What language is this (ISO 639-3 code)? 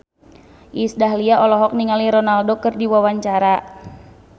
sun